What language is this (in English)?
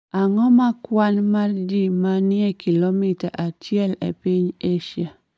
Luo (Kenya and Tanzania)